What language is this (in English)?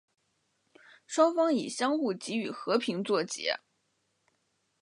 Chinese